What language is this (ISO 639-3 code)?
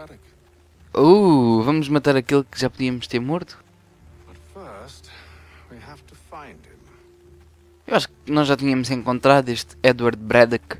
por